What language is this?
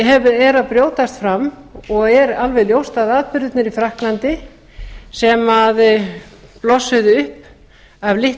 Icelandic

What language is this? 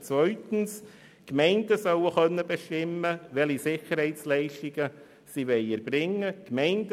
Swiss German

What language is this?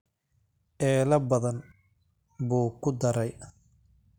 Somali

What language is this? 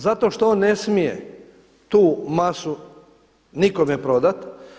Croatian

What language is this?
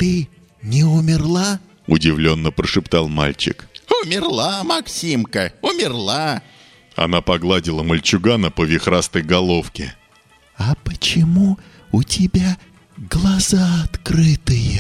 Russian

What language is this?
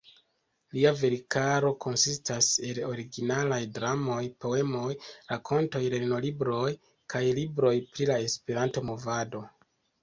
Esperanto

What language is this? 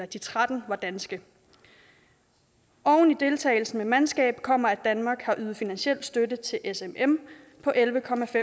Danish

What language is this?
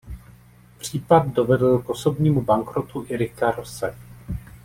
Czech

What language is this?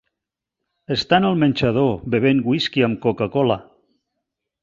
Catalan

